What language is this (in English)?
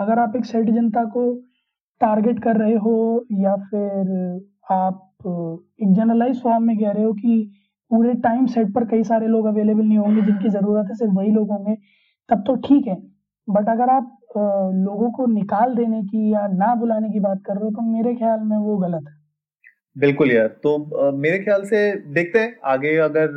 Hindi